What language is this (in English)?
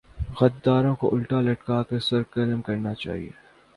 Urdu